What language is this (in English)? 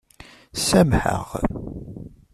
Kabyle